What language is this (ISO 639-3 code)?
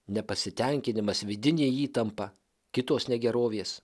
lit